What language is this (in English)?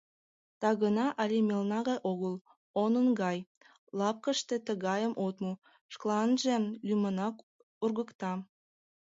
Mari